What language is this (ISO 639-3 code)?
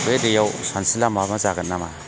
brx